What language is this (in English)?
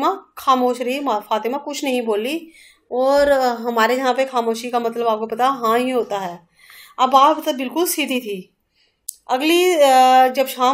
Hindi